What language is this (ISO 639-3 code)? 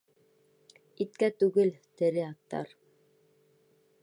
bak